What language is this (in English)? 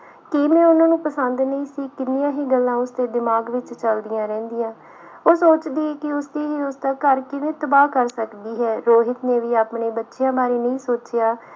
Punjabi